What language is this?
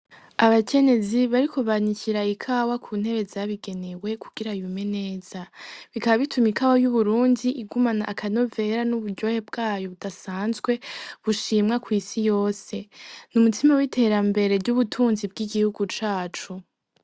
Rundi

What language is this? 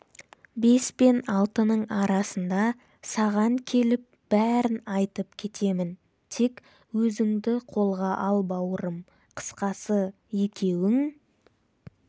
Kazakh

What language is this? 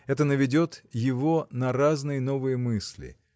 Russian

